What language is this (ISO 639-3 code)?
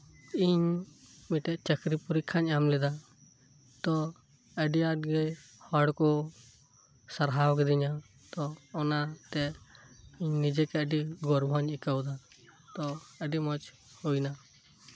sat